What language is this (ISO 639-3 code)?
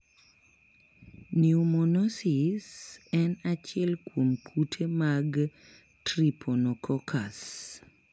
luo